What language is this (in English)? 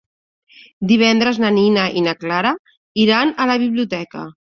Catalan